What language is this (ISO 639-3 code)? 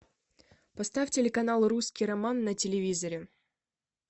rus